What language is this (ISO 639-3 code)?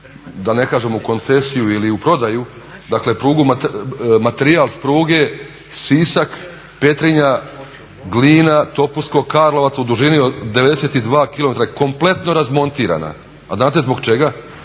hrv